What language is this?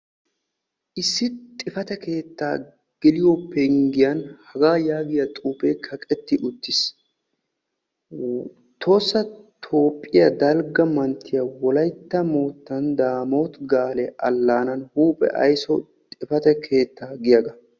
Wolaytta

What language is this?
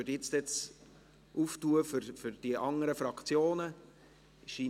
Swiss German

